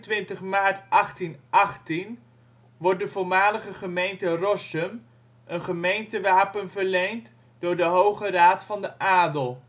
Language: Dutch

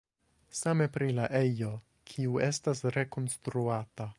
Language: Esperanto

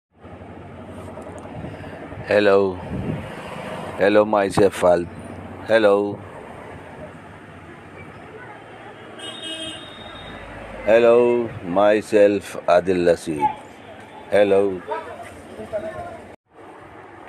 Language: Urdu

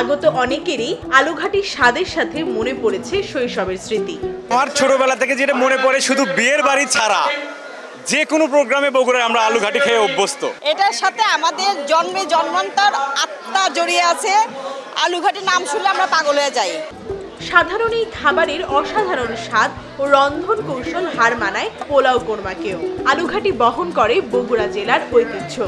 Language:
Bangla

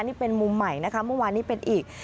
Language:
Thai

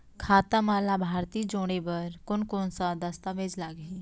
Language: Chhattisgarhi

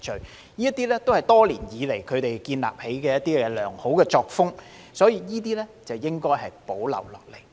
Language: Cantonese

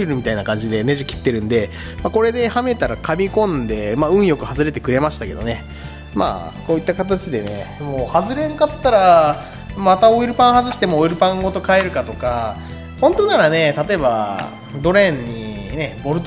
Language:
Japanese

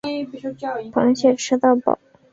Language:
Chinese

